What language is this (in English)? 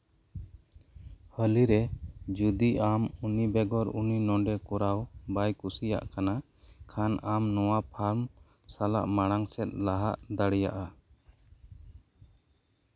Santali